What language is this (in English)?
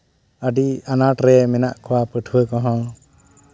Santali